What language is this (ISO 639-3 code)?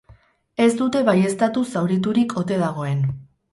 eus